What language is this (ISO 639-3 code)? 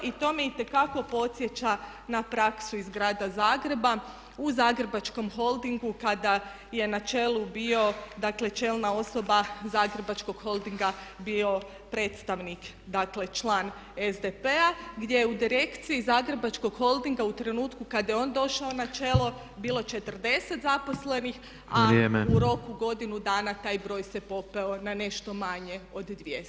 hrv